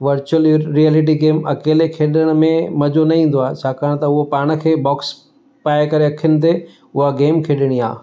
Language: Sindhi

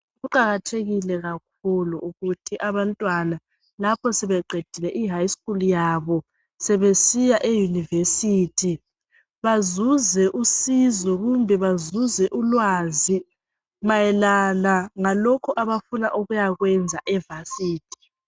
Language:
North Ndebele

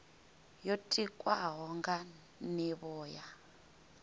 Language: Venda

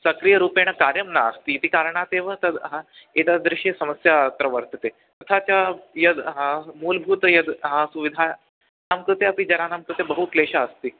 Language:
Sanskrit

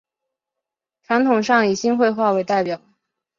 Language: Chinese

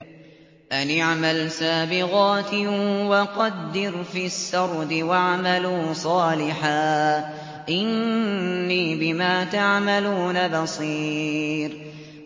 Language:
Arabic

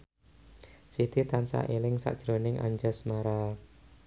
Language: Javanese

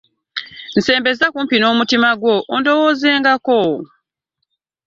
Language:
Ganda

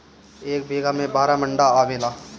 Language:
Bhojpuri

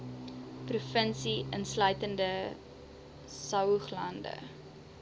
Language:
Afrikaans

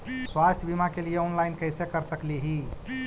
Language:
Magahi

